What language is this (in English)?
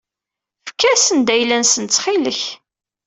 Kabyle